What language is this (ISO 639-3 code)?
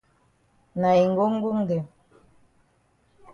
wes